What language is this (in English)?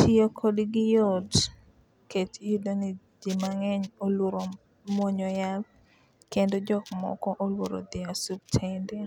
Luo (Kenya and Tanzania)